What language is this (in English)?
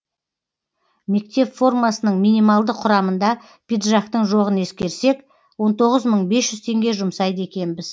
Kazakh